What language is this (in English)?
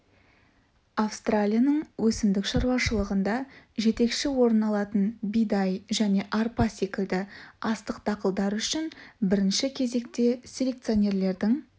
Kazakh